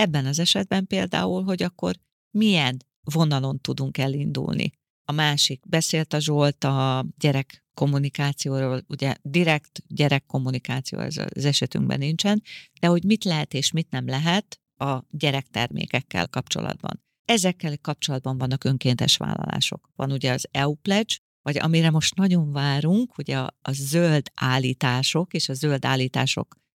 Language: Hungarian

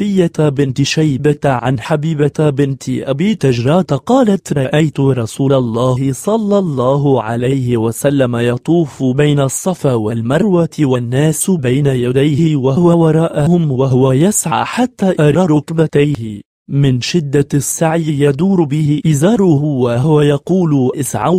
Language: Arabic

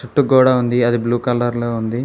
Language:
Telugu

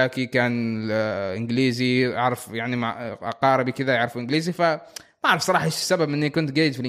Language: Arabic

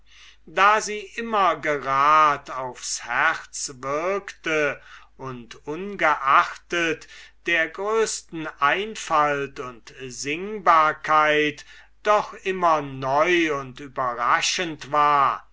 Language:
German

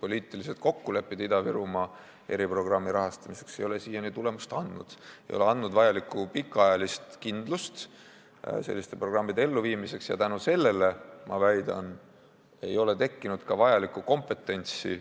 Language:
Estonian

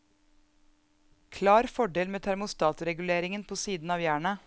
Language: Norwegian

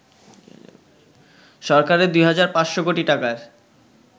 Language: Bangla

